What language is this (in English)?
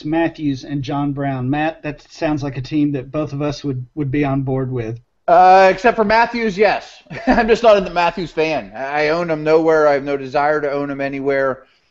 English